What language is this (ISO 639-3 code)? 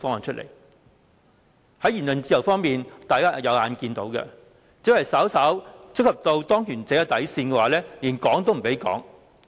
yue